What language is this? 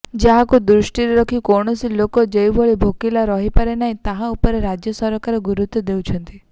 Odia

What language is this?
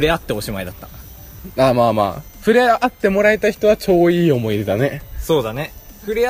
Japanese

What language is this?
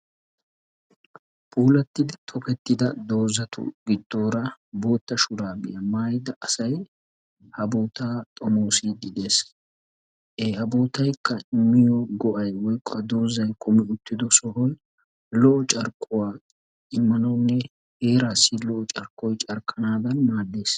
Wolaytta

